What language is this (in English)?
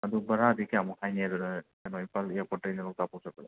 Manipuri